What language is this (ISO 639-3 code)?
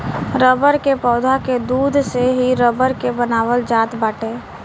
bho